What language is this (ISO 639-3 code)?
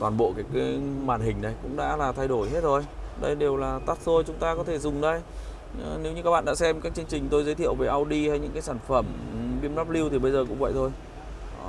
vie